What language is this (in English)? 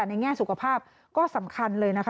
Thai